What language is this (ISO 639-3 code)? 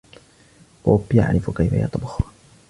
ara